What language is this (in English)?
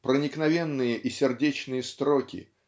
Russian